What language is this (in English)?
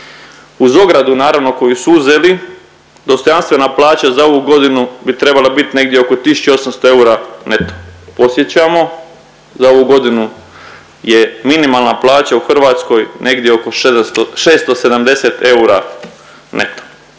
Croatian